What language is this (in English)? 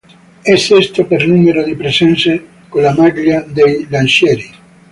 Italian